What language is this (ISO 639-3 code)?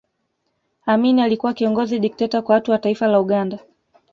swa